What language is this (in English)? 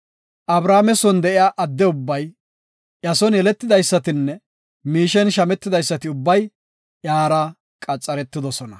Gofa